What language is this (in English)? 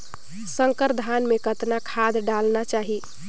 Chhattisgarhi